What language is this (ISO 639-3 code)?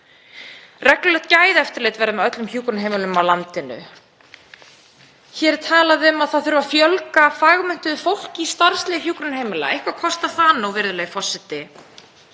isl